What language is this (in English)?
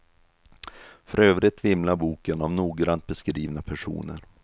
Swedish